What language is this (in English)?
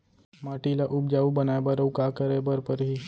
Chhattisgarhi